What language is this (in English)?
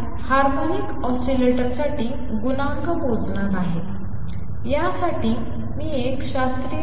Marathi